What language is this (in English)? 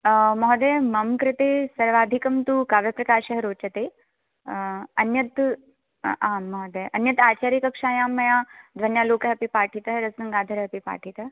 Sanskrit